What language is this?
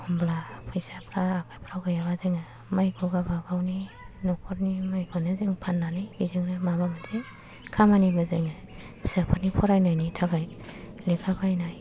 Bodo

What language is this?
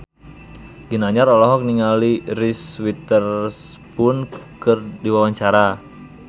Sundanese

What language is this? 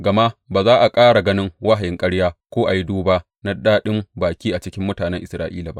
Hausa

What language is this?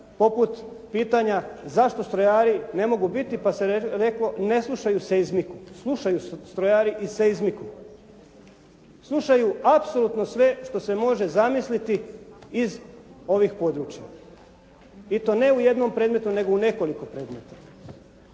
Croatian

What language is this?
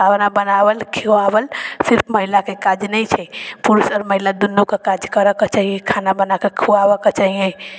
Maithili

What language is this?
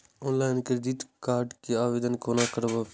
Maithili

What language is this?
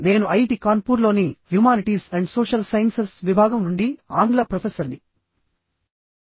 Telugu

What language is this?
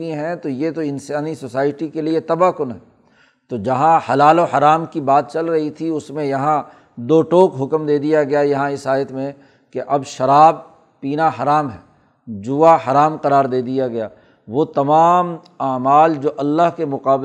Urdu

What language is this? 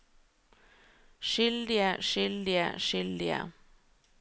Norwegian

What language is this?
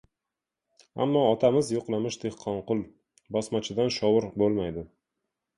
Uzbek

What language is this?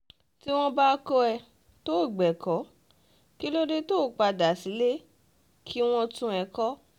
Yoruba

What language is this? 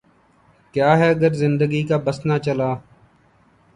Urdu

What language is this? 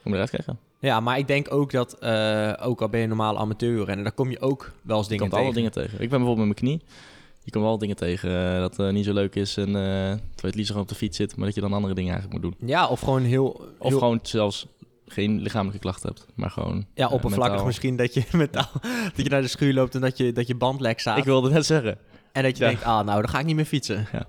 Dutch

